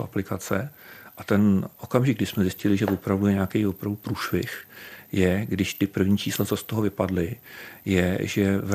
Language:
Czech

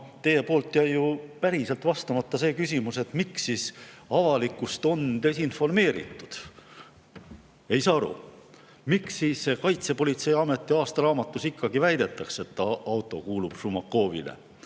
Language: Estonian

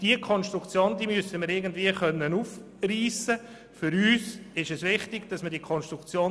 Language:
Swiss German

